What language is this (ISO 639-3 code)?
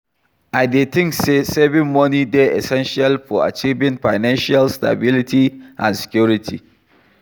pcm